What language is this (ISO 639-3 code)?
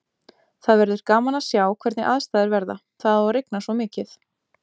isl